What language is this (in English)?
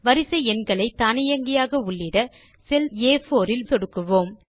Tamil